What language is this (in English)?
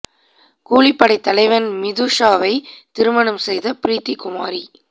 Tamil